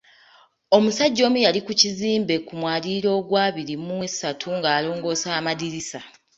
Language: Ganda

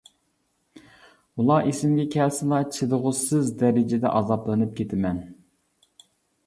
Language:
Uyghur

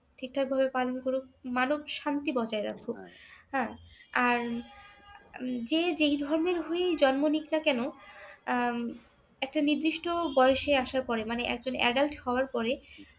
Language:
Bangla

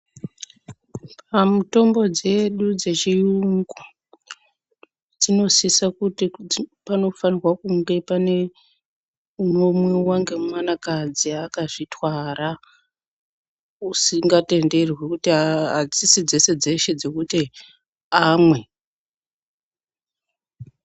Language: Ndau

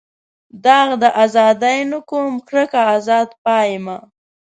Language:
Pashto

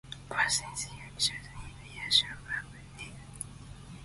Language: English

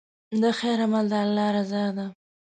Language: Pashto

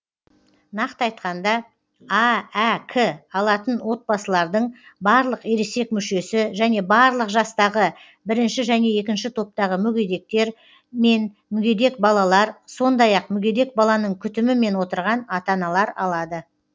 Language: Kazakh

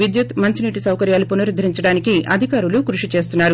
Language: Telugu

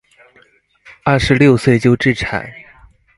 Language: Chinese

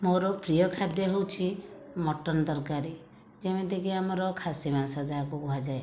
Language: Odia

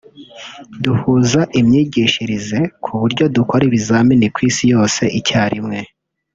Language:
Kinyarwanda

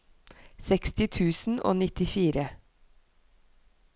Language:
Norwegian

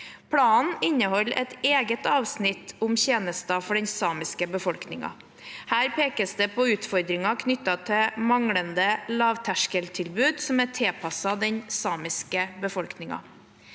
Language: Norwegian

